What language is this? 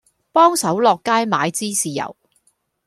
Cantonese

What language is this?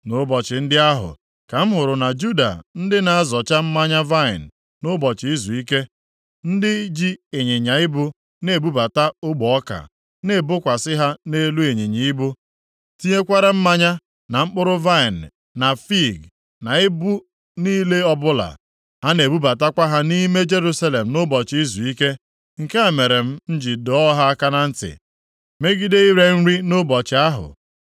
Igbo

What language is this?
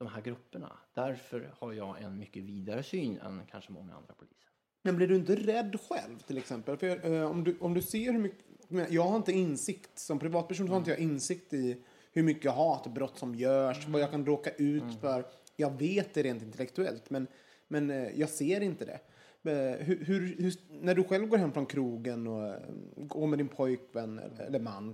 Swedish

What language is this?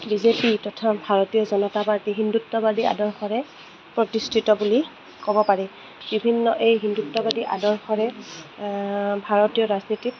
Assamese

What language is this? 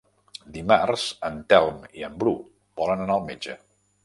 Catalan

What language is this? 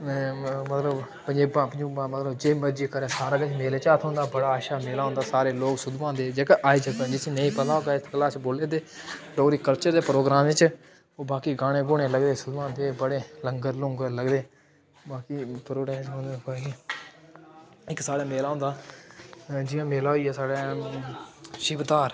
Dogri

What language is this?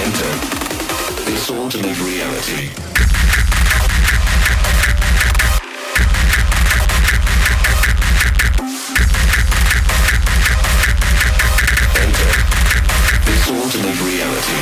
English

